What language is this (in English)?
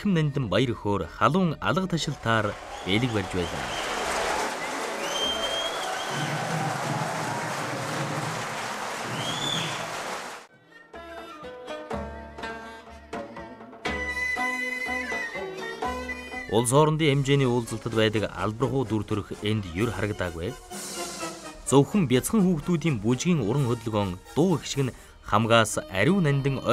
Korean